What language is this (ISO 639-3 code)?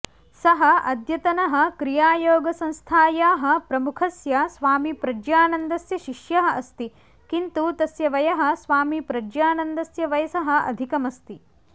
san